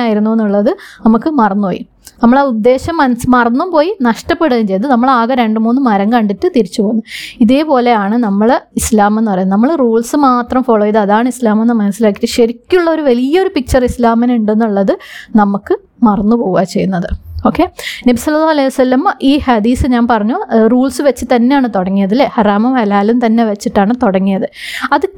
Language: Malayalam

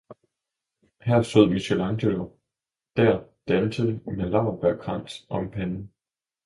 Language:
Danish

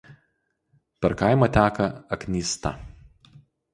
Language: Lithuanian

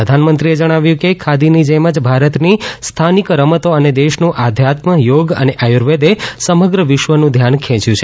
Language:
Gujarati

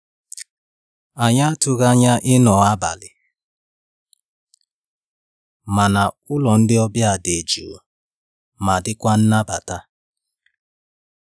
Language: Igbo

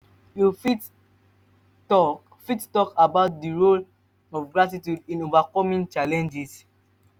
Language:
Nigerian Pidgin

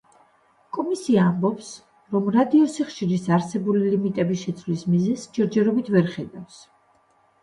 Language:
Georgian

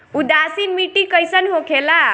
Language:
Bhojpuri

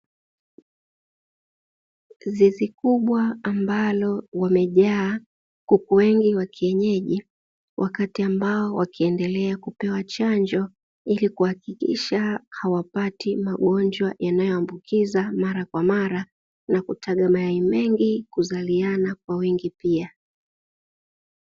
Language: Swahili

